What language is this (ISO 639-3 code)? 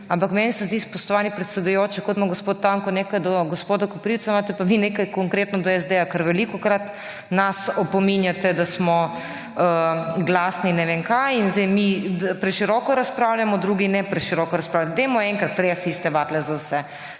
slv